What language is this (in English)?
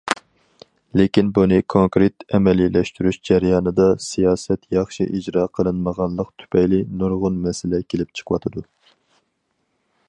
Uyghur